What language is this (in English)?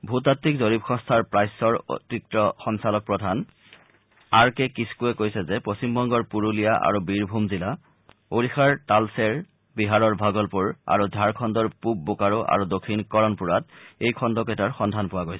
Assamese